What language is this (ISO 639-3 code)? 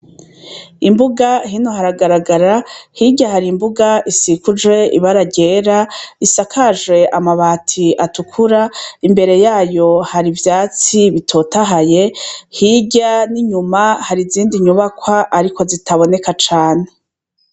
run